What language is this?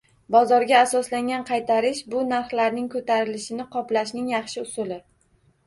Uzbek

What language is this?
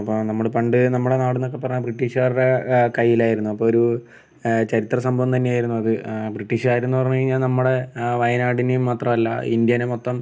Malayalam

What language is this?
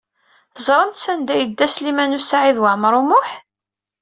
Kabyle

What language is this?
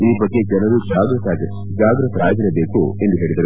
Kannada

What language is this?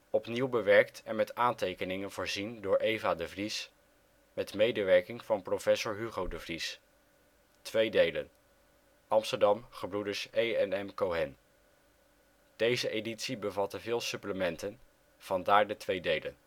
Dutch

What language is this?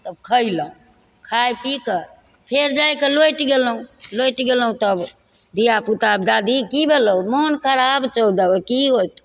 Maithili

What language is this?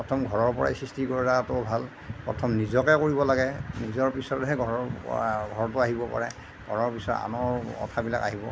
Assamese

